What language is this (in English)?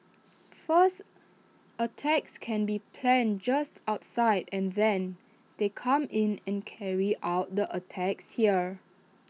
English